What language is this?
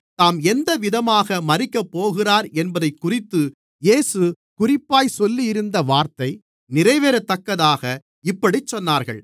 Tamil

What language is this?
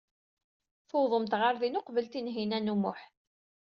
Kabyle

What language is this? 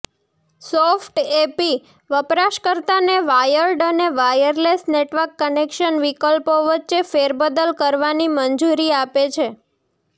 Gujarati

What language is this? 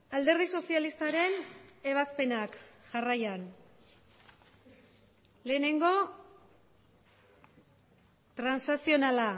Basque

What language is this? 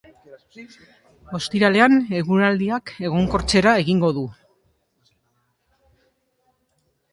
Basque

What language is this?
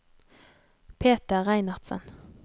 Norwegian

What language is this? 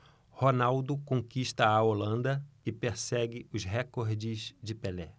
Portuguese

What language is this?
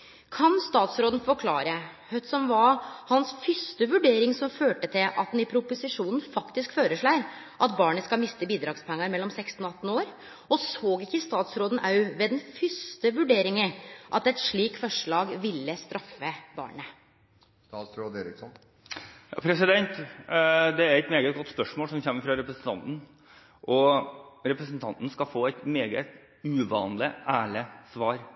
Norwegian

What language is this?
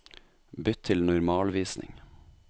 Norwegian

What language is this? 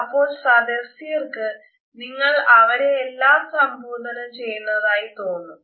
Malayalam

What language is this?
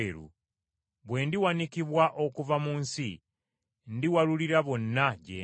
Ganda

